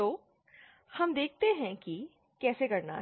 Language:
Hindi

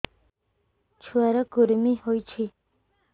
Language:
Odia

